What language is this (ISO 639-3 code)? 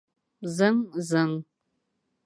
bak